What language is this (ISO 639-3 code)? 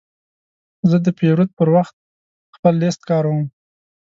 pus